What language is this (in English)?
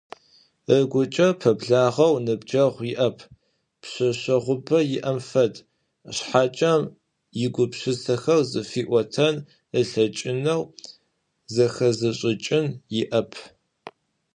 Adyghe